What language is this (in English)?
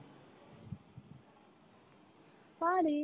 Bangla